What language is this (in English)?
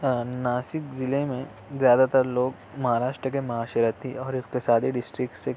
Urdu